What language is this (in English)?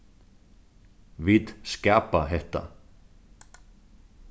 Faroese